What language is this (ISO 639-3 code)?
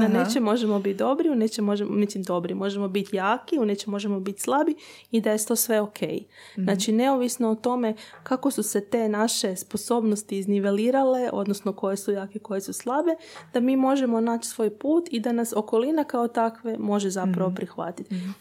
hrv